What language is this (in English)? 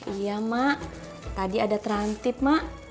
Indonesian